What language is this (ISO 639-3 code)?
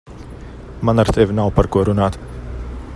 lav